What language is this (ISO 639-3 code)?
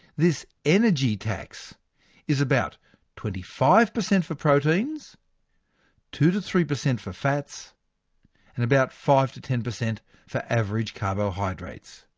eng